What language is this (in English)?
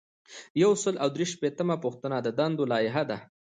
Pashto